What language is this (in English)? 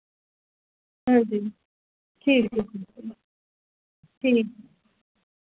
Dogri